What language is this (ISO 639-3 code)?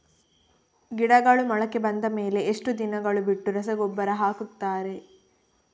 kan